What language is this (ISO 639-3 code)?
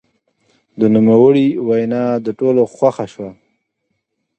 pus